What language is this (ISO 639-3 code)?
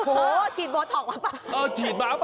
tha